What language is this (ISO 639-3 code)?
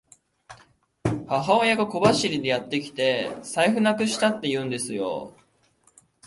jpn